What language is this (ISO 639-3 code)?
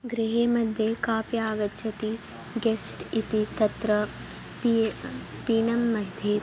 san